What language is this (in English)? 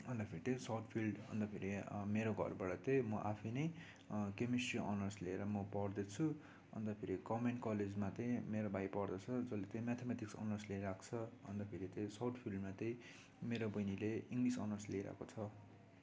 Nepali